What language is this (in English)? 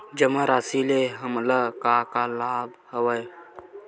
Chhattisgarhi